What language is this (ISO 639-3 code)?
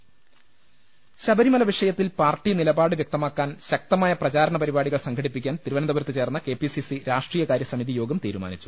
mal